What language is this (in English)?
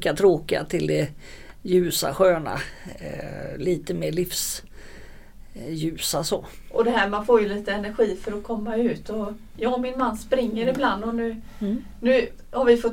Swedish